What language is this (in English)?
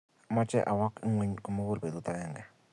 Kalenjin